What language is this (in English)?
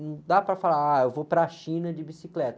Portuguese